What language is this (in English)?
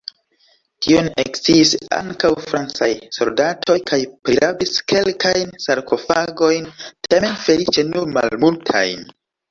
Esperanto